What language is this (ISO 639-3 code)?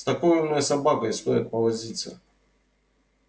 rus